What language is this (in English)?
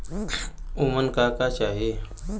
Bhojpuri